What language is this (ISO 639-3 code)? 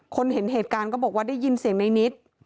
tha